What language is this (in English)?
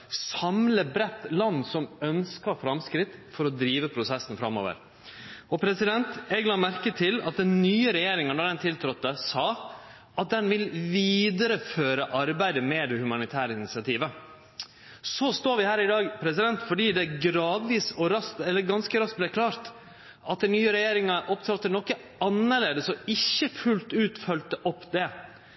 Norwegian Nynorsk